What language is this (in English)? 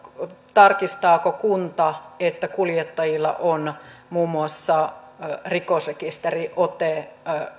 Finnish